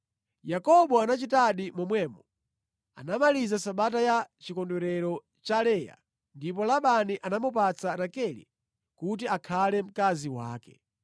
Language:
Nyanja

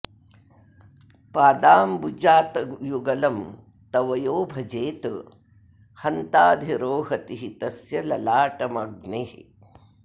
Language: Sanskrit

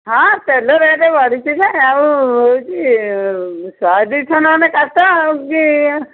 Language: Odia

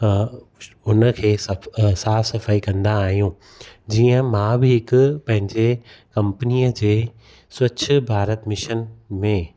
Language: Sindhi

